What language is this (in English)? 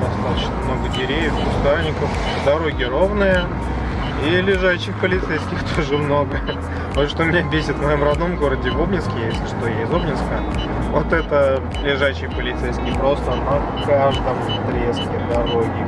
Russian